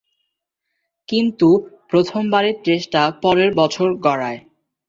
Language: Bangla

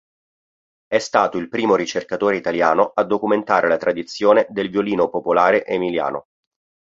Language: Italian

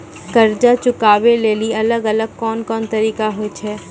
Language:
Maithili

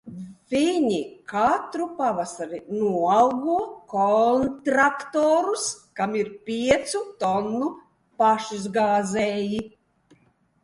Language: Latvian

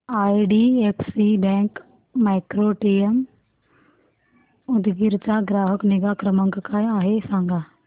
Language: Marathi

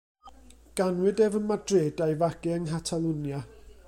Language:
Welsh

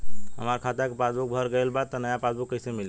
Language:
Bhojpuri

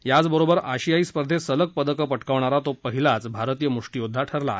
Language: Marathi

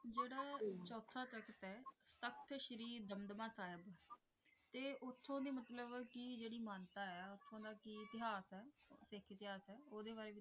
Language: Punjabi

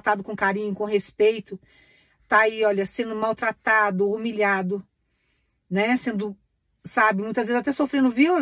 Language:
Portuguese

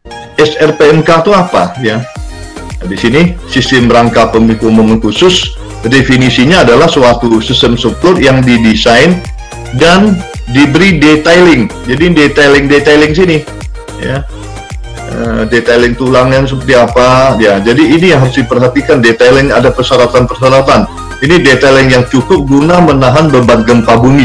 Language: Indonesian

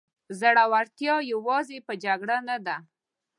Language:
Pashto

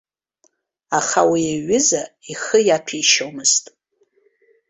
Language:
Abkhazian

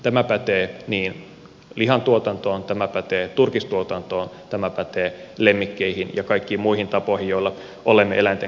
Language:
Finnish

